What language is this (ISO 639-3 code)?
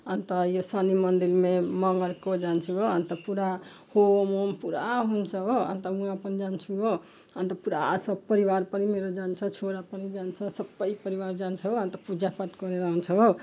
nep